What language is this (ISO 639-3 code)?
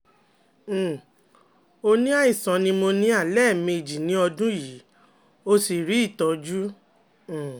yor